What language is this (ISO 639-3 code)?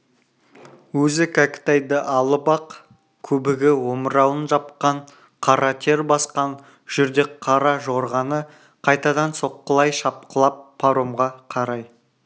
kaz